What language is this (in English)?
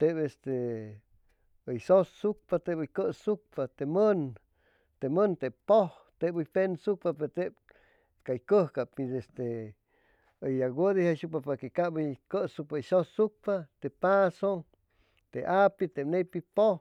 Chimalapa Zoque